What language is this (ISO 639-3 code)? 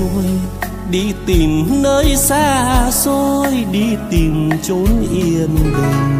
vie